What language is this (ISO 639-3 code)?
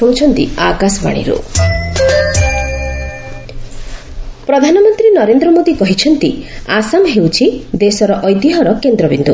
ori